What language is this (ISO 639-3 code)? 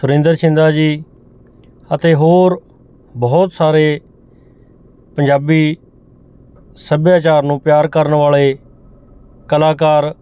pan